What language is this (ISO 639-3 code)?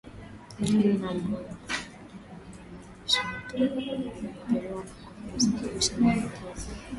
swa